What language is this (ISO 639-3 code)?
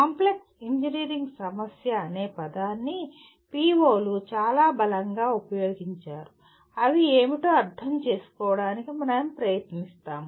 tel